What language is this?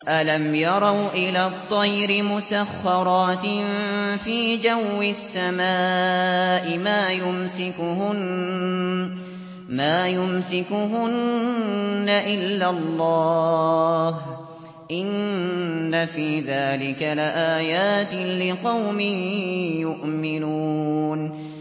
Arabic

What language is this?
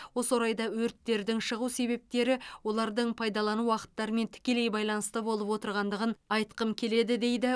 Kazakh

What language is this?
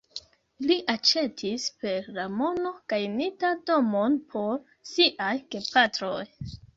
Esperanto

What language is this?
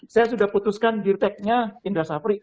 Indonesian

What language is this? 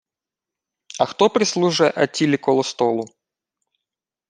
Ukrainian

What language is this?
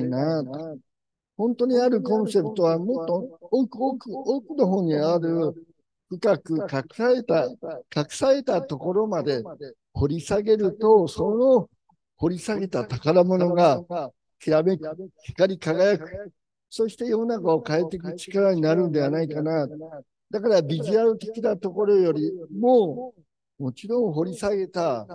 Japanese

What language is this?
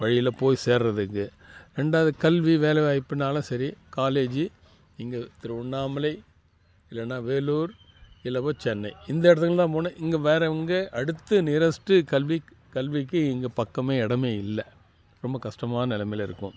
Tamil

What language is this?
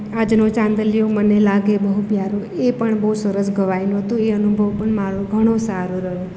Gujarati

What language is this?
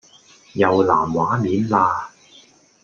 Cantonese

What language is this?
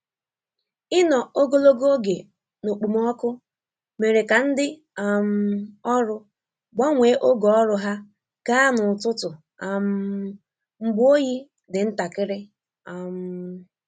Igbo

